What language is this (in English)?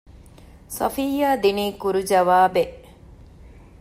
Divehi